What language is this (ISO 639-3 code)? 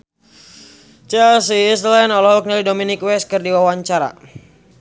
sun